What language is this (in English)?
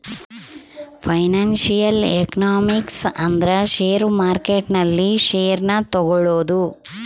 Kannada